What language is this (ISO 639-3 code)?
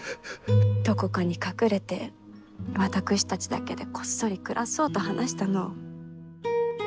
jpn